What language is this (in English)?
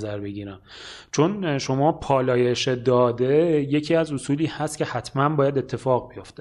Persian